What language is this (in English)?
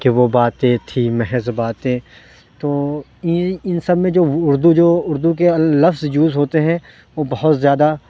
Urdu